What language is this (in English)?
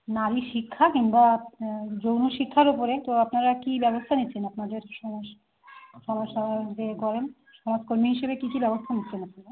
Bangla